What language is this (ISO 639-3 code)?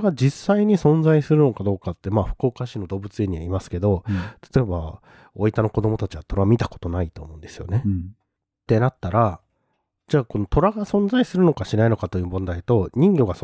jpn